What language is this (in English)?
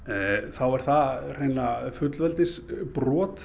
Icelandic